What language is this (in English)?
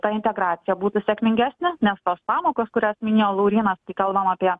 Lithuanian